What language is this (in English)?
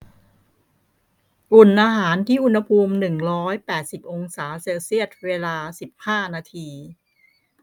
Thai